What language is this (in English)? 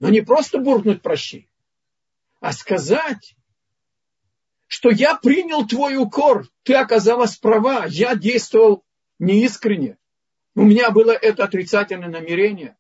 Russian